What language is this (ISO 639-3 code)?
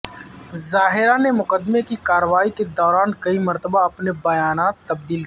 urd